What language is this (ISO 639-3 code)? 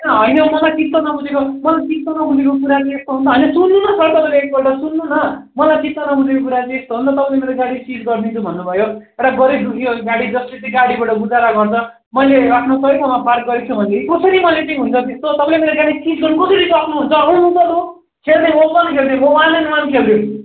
nep